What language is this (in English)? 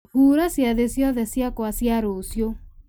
Kikuyu